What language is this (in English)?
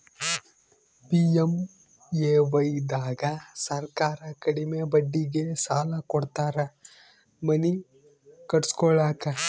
Kannada